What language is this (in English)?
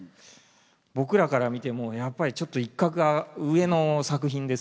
Japanese